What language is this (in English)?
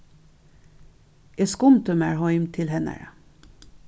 Faroese